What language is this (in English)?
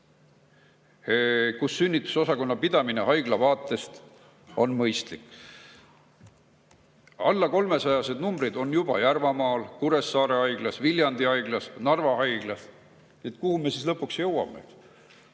Estonian